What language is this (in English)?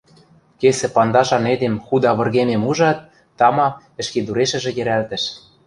Western Mari